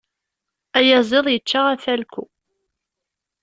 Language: Kabyle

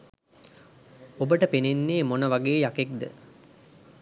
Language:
Sinhala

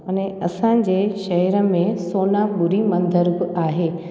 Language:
Sindhi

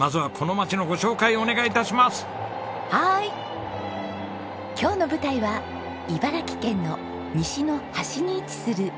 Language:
Japanese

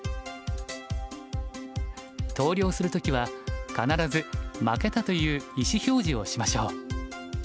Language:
Japanese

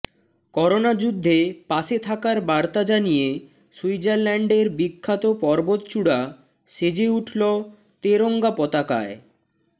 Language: Bangla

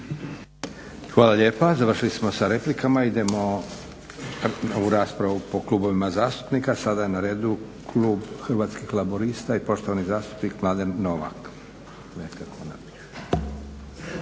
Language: Croatian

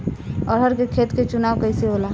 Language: Bhojpuri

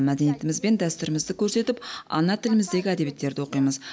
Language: Kazakh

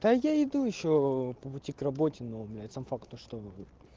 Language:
Russian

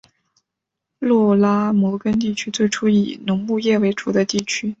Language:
Chinese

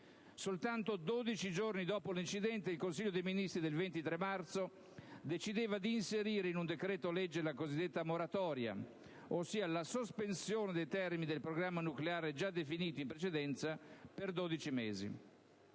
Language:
Italian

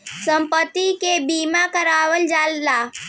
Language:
Bhojpuri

